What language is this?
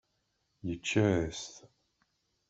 Kabyle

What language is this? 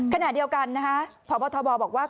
Thai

